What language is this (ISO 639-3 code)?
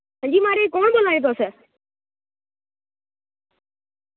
doi